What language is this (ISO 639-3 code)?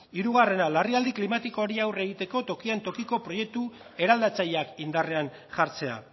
eus